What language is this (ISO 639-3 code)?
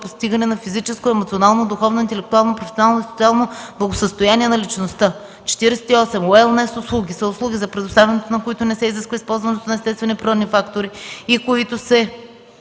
bul